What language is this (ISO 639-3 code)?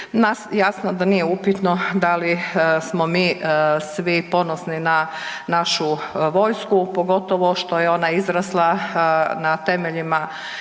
hrv